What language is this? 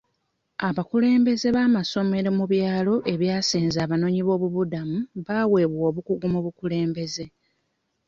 Ganda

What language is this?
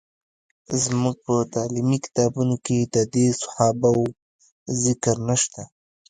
Pashto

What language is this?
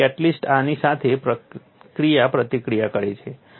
Gujarati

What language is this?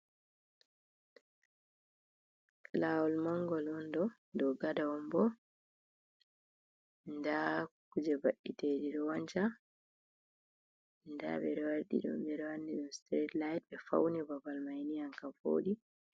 Fula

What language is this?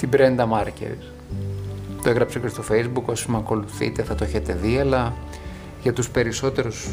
Greek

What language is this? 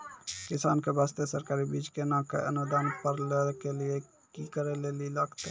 Maithili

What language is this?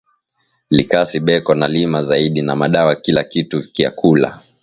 Swahili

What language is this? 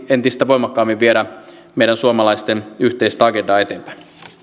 Finnish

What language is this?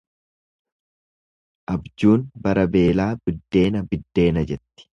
Oromo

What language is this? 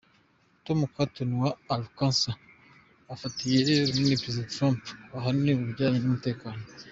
Kinyarwanda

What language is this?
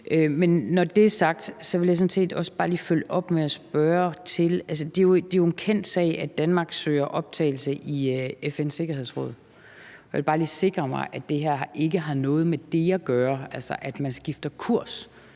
Danish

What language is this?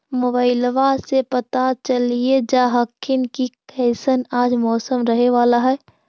Magahi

